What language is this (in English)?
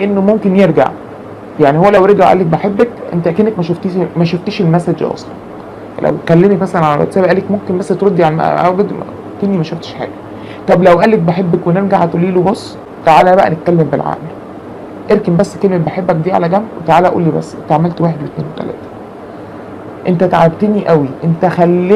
Arabic